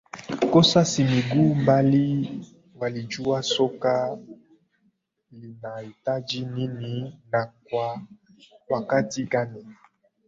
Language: Swahili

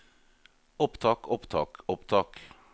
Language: Norwegian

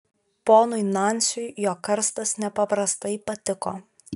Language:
Lithuanian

